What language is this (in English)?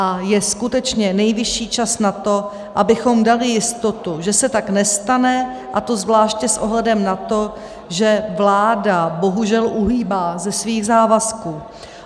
Czech